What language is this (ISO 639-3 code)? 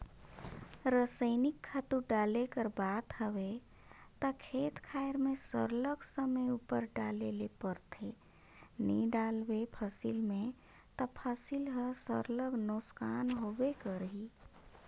hne